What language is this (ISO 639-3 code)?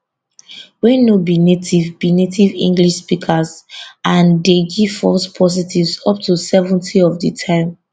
pcm